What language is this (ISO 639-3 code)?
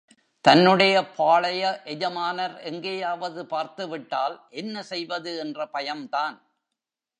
tam